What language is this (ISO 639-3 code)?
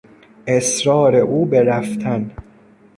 fas